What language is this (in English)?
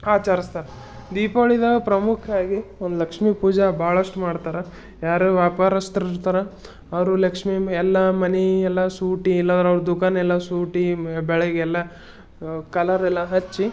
Kannada